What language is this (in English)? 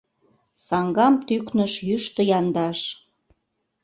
Mari